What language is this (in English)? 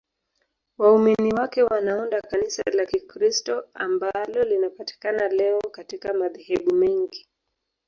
Swahili